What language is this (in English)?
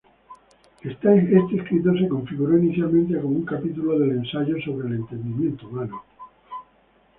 Spanish